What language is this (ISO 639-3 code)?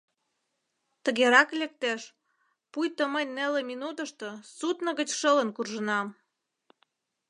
chm